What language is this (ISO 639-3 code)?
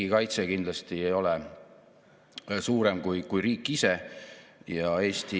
est